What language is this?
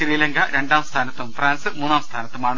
Malayalam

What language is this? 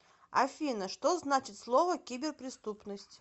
Russian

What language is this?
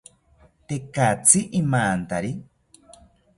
South Ucayali Ashéninka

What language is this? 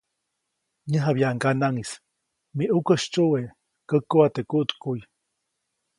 Copainalá Zoque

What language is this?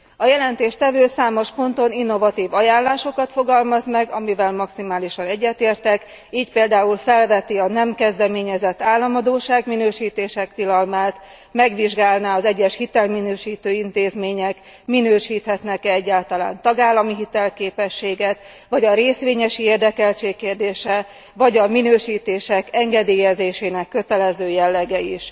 Hungarian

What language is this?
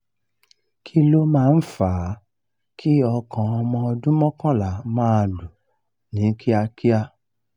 Yoruba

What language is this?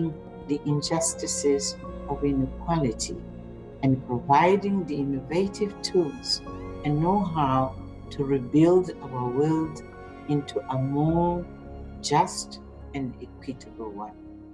English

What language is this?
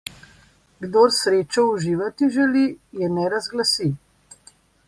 Slovenian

